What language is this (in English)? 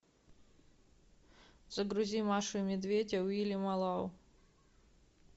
Russian